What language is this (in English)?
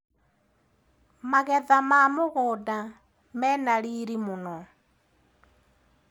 Kikuyu